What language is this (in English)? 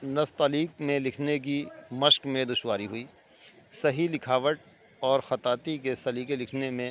Urdu